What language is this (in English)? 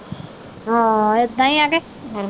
Punjabi